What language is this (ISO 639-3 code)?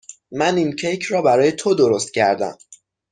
fas